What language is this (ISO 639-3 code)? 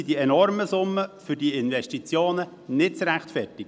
gsw